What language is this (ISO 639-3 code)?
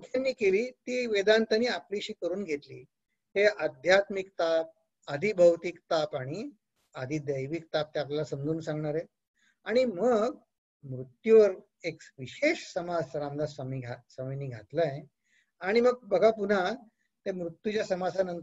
hin